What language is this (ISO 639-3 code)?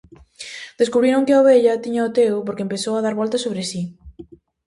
glg